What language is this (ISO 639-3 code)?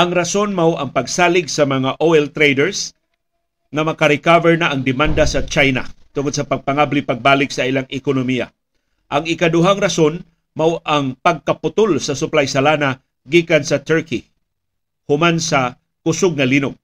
fil